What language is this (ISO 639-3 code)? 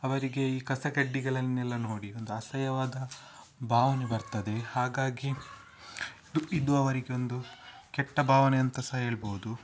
kan